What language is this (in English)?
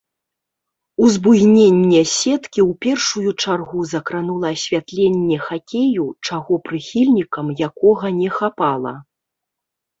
Belarusian